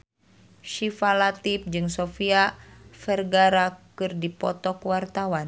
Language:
Sundanese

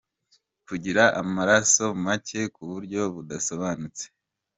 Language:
Kinyarwanda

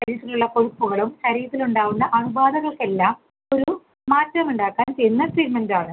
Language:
Malayalam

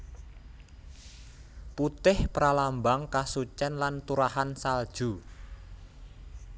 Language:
Javanese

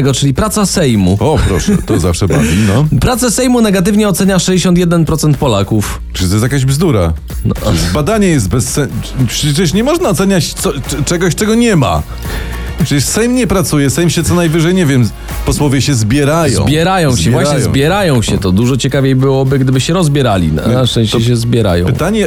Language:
Polish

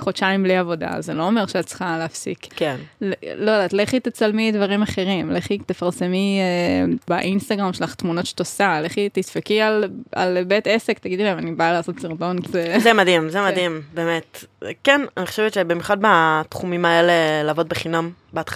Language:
Hebrew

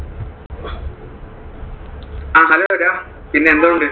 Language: Malayalam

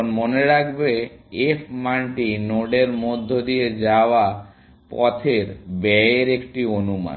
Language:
Bangla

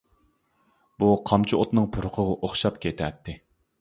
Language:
Uyghur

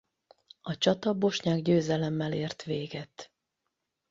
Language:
Hungarian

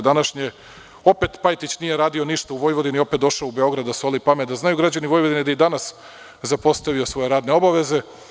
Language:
Serbian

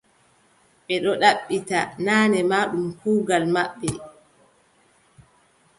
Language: Adamawa Fulfulde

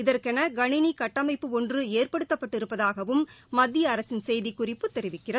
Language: Tamil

